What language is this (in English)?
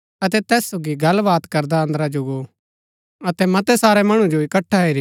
Gaddi